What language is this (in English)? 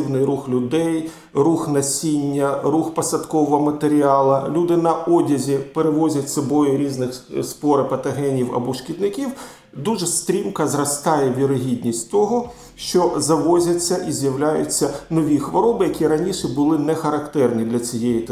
Ukrainian